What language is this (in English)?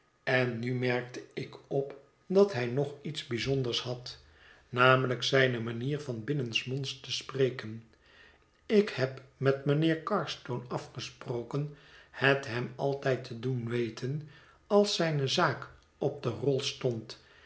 Dutch